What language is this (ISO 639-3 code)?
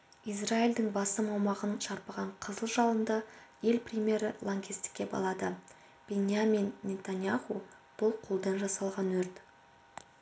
kaz